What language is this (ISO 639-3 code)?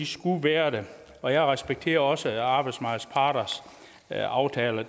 dan